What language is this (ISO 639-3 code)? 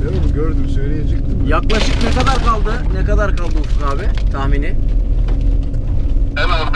tur